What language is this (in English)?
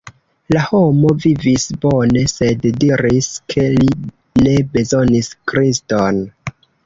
Esperanto